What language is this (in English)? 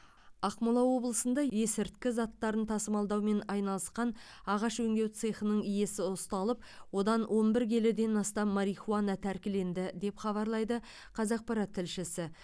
Kazakh